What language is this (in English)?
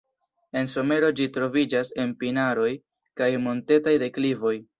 Esperanto